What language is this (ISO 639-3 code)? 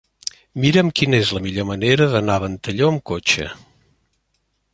cat